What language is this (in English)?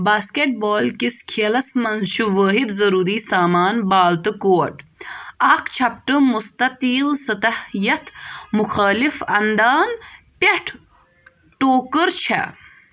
Kashmiri